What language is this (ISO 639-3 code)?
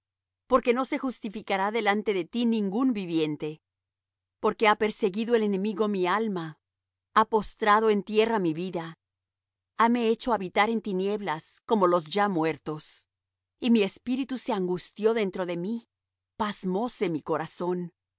spa